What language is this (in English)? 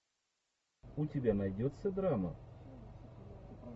Russian